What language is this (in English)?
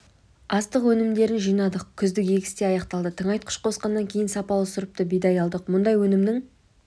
Kazakh